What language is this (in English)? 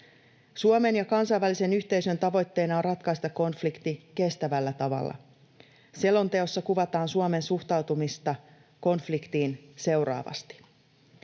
Finnish